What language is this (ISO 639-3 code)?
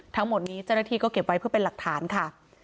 tha